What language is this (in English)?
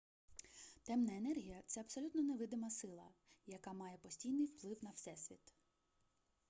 Ukrainian